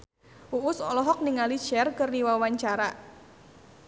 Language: Sundanese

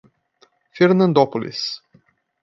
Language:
Portuguese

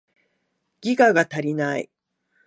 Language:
Japanese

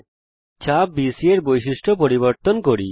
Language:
Bangla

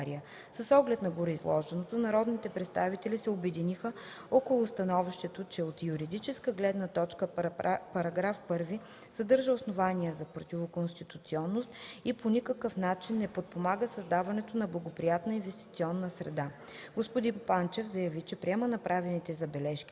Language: Bulgarian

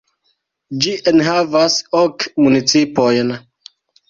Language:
Esperanto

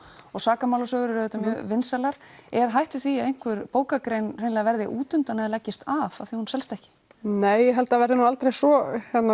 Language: Icelandic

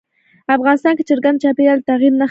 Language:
Pashto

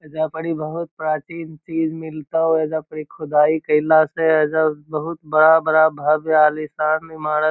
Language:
Magahi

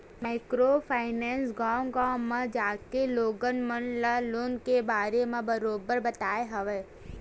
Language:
Chhattisgarhi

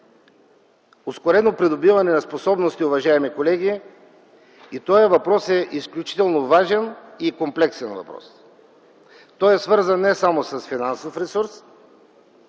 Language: Bulgarian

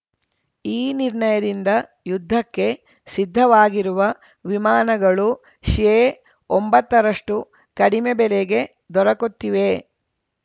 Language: Kannada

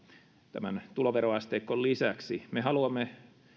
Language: Finnish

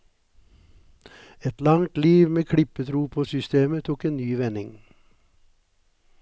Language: Norwegian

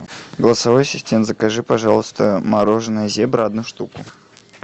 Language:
Russian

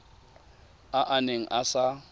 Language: Tswana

